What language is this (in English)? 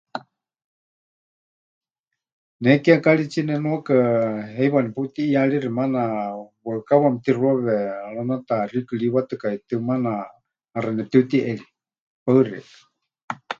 Huichol